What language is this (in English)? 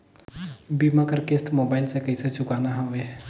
Chhattisgarhi